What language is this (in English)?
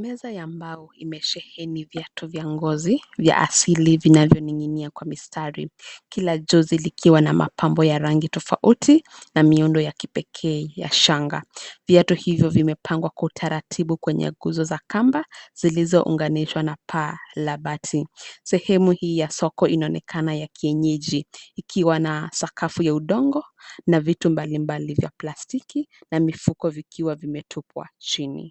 Swahili